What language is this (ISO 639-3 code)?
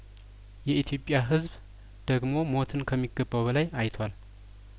amh